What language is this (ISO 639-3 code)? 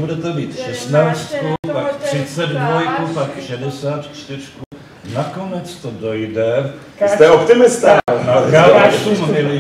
ces